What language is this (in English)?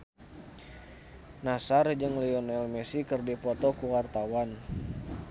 Sundanese